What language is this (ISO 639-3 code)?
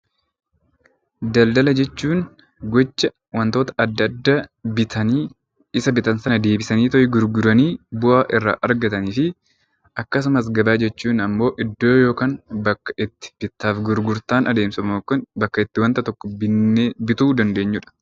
orm